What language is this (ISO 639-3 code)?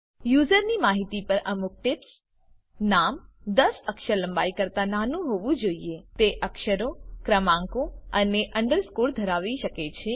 guj